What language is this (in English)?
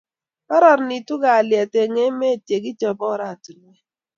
Kalenjin